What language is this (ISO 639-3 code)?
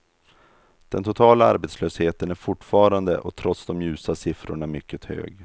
swe